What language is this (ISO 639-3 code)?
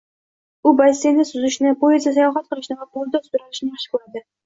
uzb